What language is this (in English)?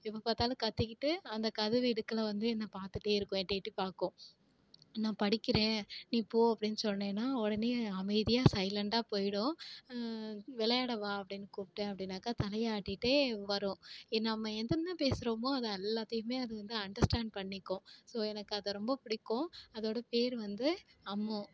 Tamil